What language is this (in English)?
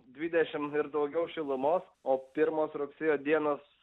Lithuanian